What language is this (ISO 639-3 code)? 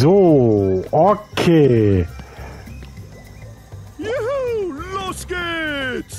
deu